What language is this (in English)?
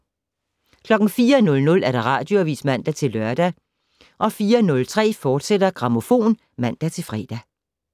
Danish